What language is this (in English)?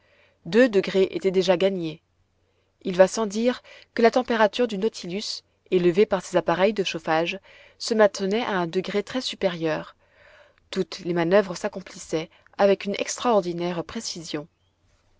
French